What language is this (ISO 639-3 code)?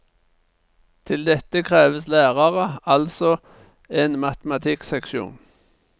nor